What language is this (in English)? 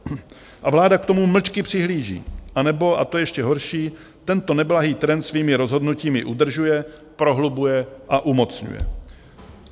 Czech